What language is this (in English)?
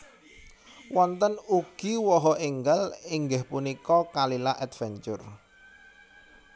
Javanese